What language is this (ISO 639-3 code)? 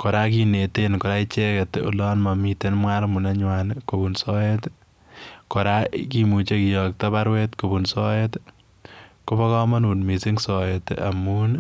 kln